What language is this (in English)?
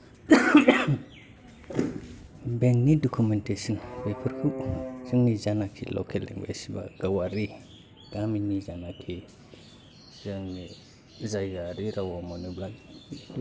Bodo